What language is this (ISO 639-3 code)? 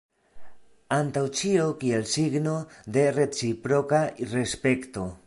epo